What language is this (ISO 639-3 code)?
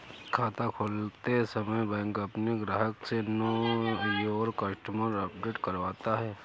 hin